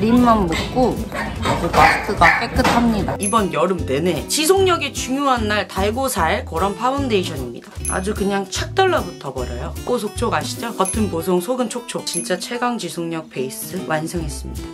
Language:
Korean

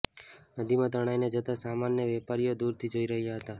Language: Gujarati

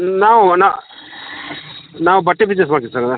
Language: Kannada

